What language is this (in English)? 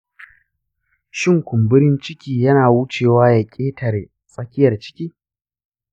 Hausa